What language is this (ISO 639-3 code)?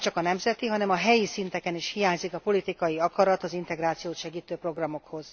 hun